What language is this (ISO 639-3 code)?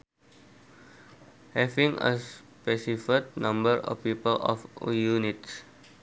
sun